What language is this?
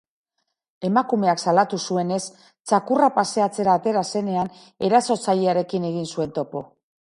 Basque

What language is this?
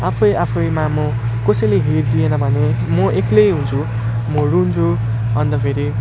Nepali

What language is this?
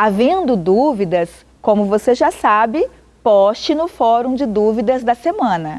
Portuguese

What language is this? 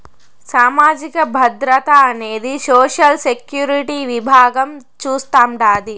Telugu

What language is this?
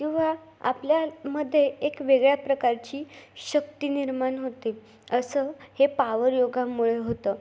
Marathi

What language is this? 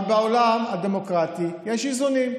Hebrew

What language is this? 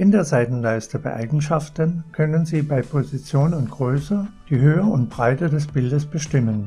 German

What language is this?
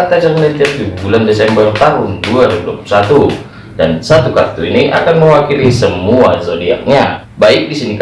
Indonesian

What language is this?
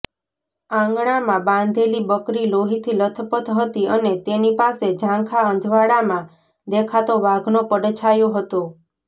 Gujarati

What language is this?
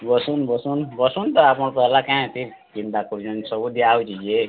Odia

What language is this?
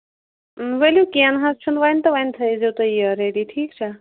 Kashmiri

